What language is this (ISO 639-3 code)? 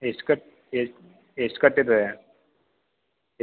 kan